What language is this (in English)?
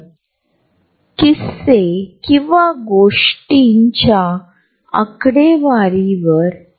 Marathi